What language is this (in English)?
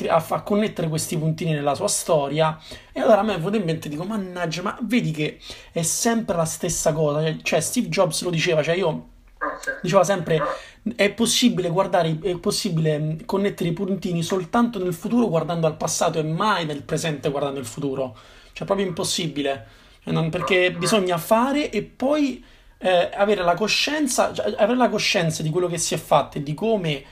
Italian